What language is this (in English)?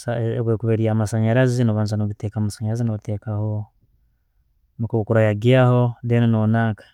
Tooro